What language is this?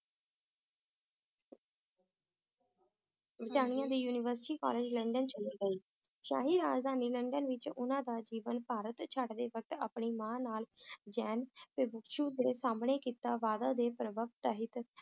Punjabi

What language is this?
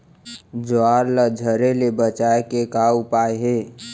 Chhattisgarhi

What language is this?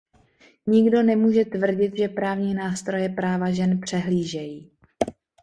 Czech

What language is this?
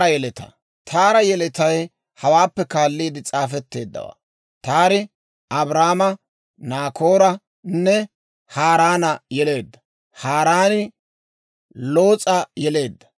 Dawro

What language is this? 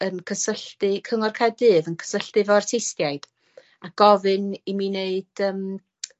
Welsh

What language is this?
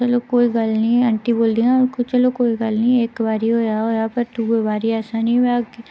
Dogri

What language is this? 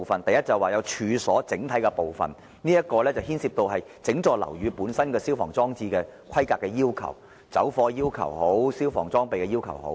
Cantonese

